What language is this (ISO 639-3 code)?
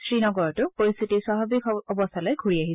asm